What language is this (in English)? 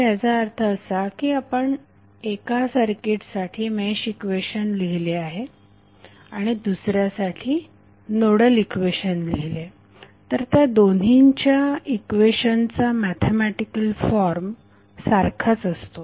Marathi